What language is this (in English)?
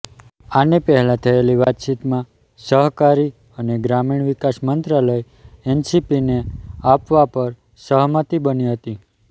Gujarati